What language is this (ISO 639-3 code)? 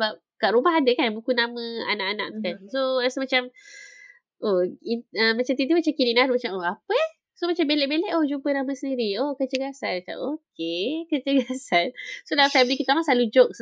msa